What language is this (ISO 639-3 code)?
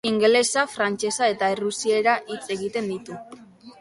eus